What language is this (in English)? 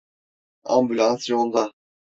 Turkish